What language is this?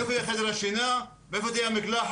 Hebrew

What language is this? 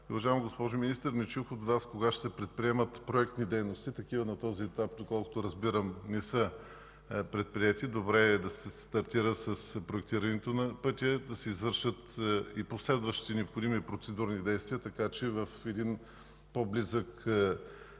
Bulgarian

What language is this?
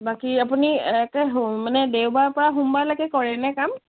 Assamese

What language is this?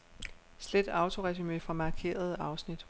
Danish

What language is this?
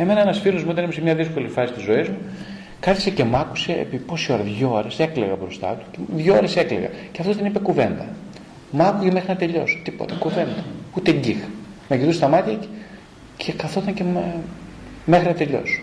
Greek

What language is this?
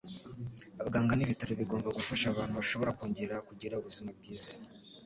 Kinyarwanda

